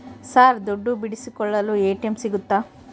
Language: Kannada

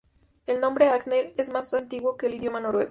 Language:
Spanish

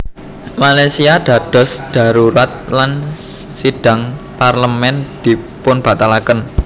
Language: Javanese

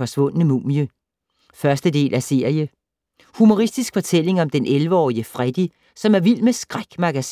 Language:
Danish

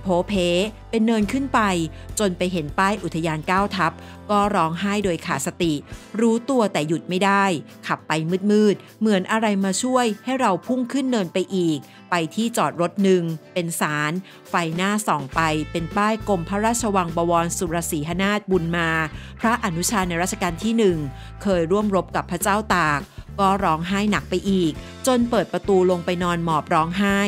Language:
Thai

